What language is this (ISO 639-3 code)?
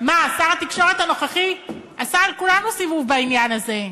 heb